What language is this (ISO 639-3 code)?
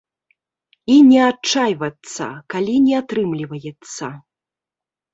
bel